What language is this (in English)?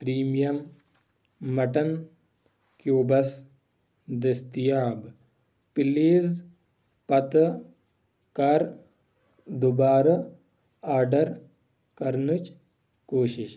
Kashmiri